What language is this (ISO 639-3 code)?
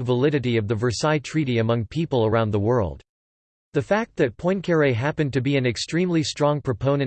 eng